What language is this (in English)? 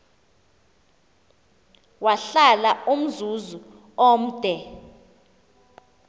Xhosa